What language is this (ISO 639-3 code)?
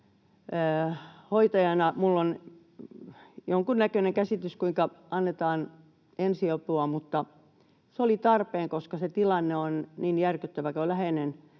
fin